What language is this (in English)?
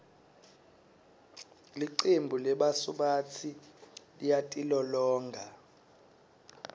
Swati